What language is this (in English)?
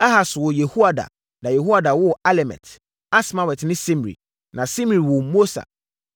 Akan